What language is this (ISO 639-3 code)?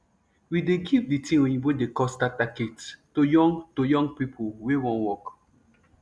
pcm